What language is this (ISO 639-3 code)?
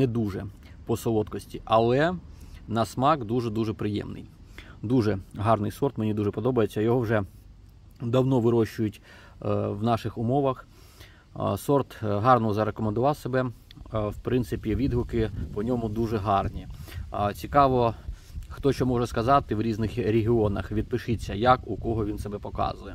ukr